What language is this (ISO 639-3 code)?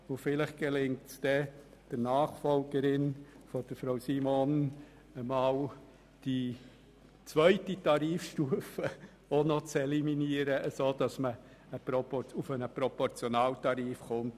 gsw